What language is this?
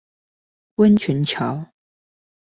Chinese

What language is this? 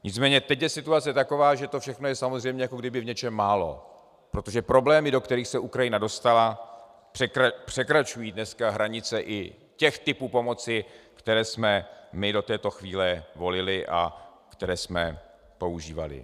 Czech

